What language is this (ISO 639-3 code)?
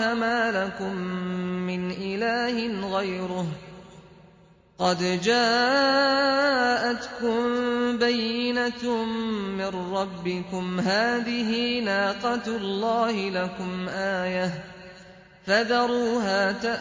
ara